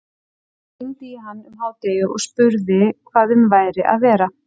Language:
Icelandic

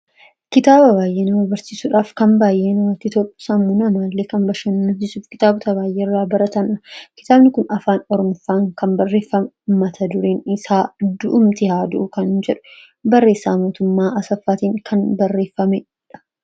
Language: Oromo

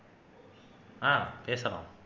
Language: Tamil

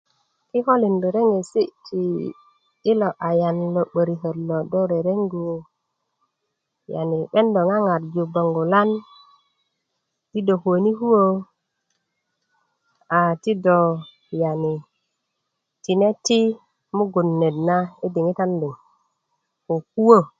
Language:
Kuku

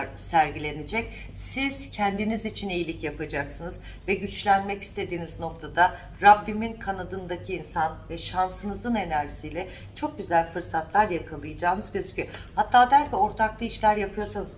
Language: Turkish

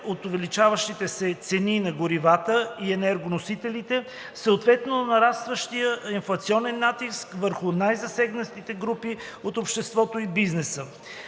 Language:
Bulgarian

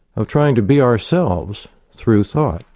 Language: English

